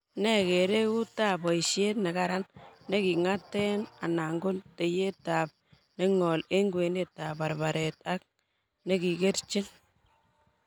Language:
Kalenjin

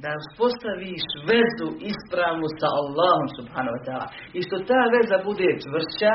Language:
Croatian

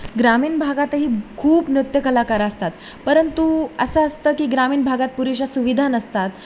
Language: Marathi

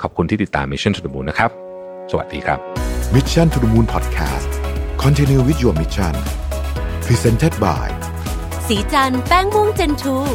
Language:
Thai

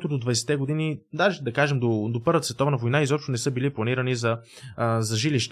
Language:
Bulgarian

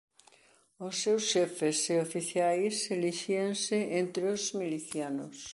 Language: Galician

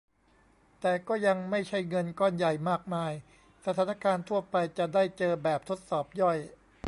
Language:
Thai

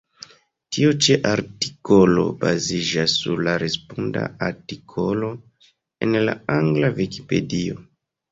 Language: Esperanto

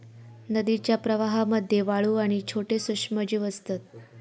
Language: Marathi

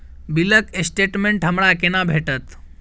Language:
Maithili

